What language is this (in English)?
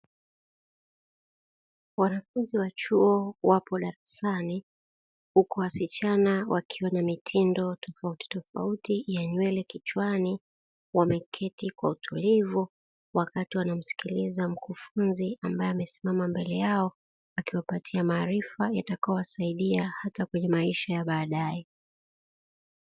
Swahili